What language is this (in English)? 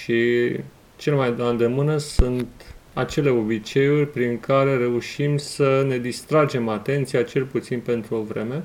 Romanian